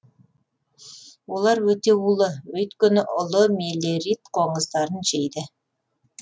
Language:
Kazakh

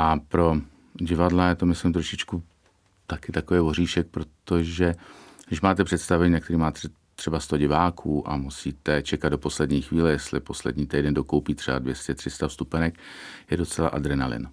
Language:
Czech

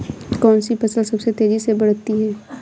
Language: Hindi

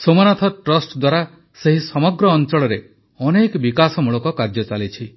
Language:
Odia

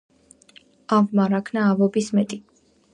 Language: Georgian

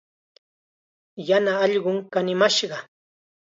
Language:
Chiquián Ancash Quechua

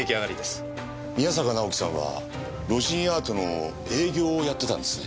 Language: Japanese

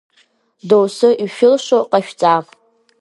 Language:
Abkhazian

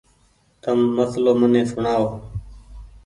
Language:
Goaria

